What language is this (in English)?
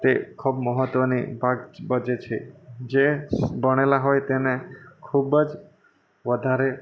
Gujarati